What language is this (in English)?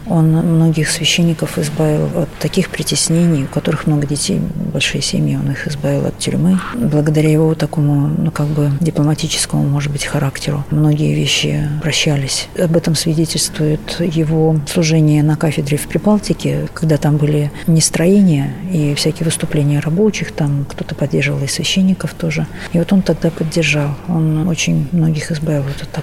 Russian